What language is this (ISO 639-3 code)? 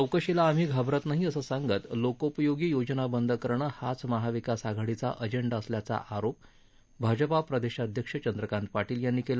mar